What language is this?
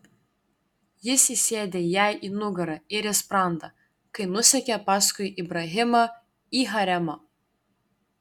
Lithuanian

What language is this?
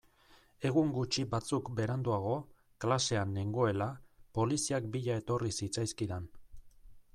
Basque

